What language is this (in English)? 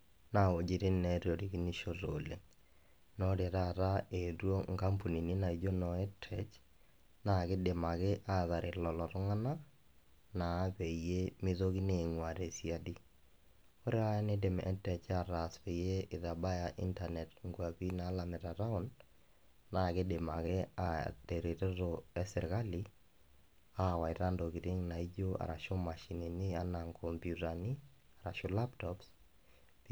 Masai